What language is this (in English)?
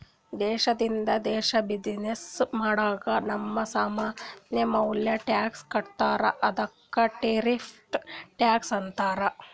Kannada